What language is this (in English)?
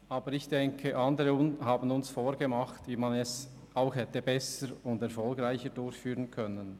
Swiss German